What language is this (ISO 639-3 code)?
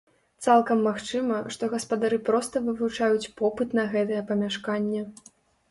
bel